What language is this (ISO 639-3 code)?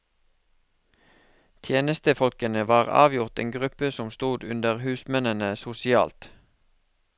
nor